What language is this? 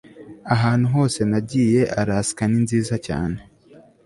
Kinyarwanda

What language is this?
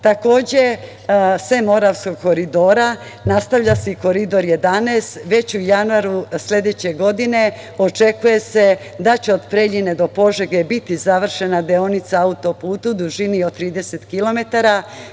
Serbian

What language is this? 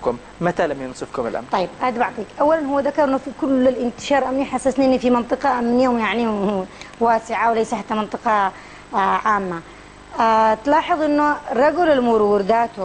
Arabic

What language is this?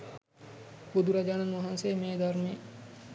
Sinhala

